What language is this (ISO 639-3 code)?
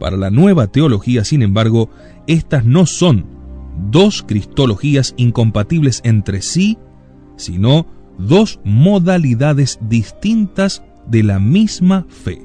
spa